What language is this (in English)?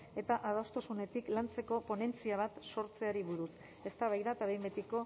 Basque